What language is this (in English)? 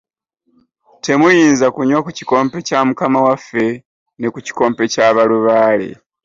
Ganda